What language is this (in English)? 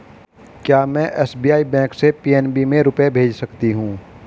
Hindi